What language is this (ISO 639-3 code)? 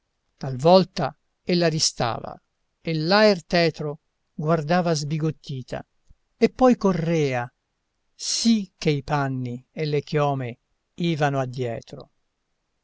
ita